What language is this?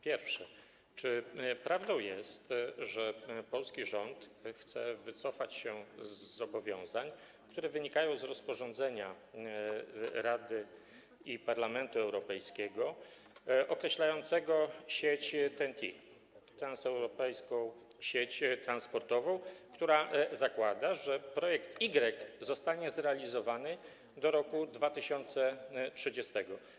Polish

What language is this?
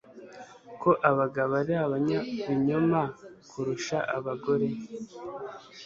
Kinyarwanda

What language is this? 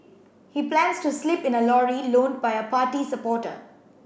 English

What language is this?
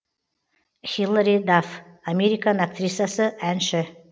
Kazakh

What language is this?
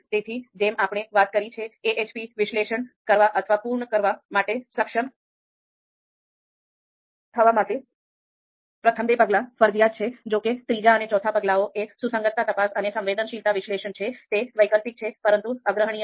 Gujarati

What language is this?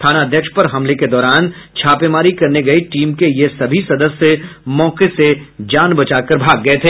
Hindi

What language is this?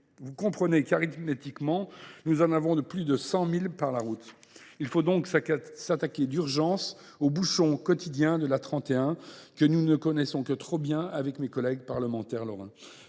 French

